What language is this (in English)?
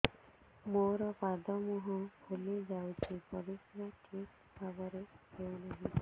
Odia